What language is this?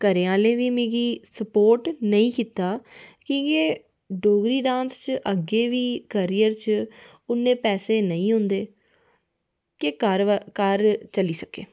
Dogri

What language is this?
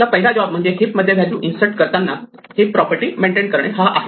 Marathi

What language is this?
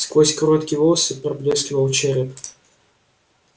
Russian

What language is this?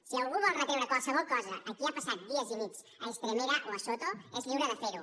Catalan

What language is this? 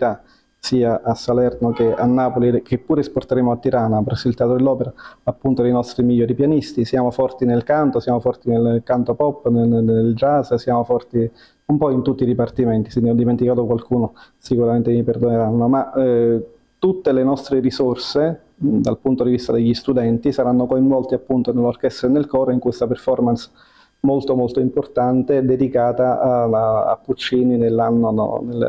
Italian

